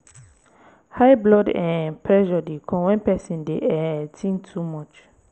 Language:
Nigerian Pidgin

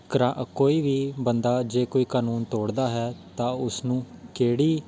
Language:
Punjabi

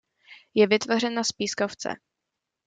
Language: Czech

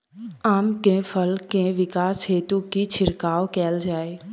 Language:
Maithili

